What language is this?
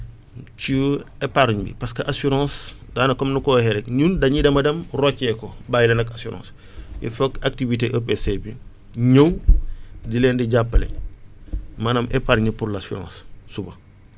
Wolof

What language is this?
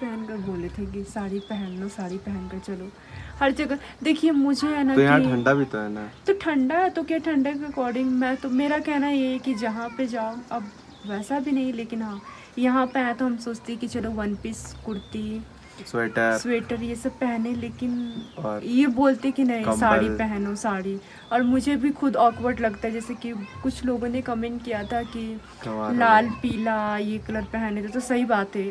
Hindi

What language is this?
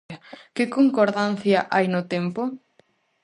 Galician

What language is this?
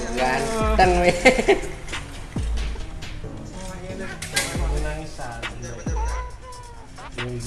Indonesian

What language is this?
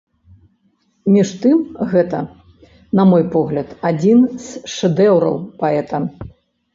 Belarusian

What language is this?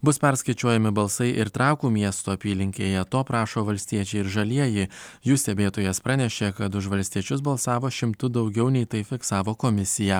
Lithuanian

